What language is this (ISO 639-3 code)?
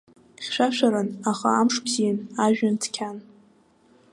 abk